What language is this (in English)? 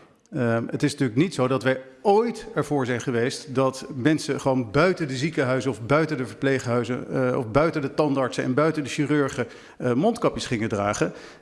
Dutch